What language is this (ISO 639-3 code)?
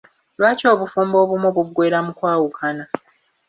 lug